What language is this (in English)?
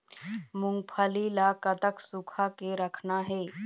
Chhattisgarhi